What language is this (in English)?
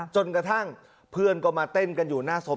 Thai